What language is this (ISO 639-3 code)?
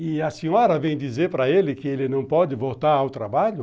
por